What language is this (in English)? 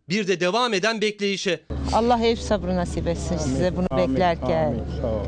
Turkish